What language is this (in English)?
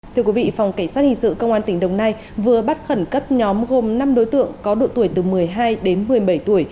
Vietnamese